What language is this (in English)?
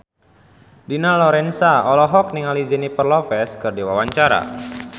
Sundanese